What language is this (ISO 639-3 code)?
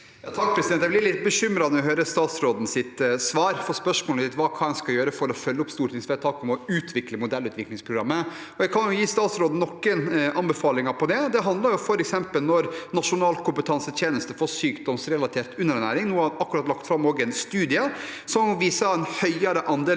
nor